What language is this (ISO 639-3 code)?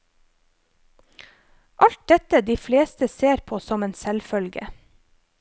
nor